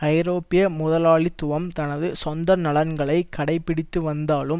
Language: Tamil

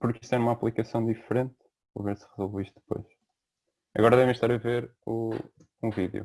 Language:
Portuguese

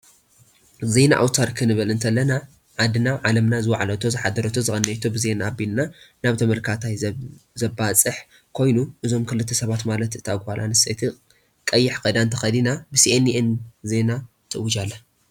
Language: Tigrinya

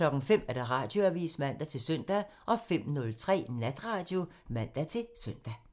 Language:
Danish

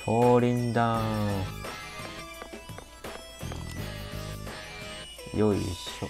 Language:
Japanese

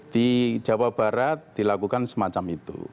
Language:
Indonesian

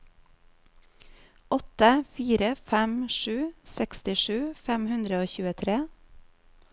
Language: Norwegian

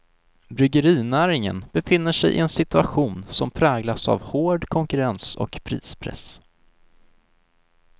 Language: Swedish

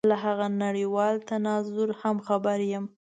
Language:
Pashto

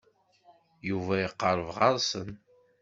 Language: Kabyle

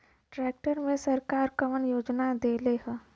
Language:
Bhojpuri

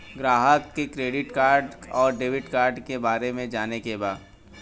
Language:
Bhojpuri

